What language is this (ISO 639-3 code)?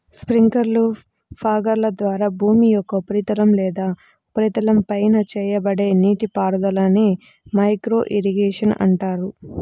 tel